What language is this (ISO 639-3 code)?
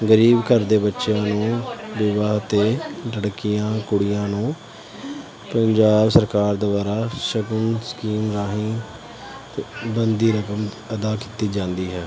pan